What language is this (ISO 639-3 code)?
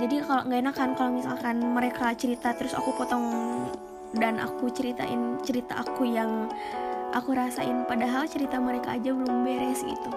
ind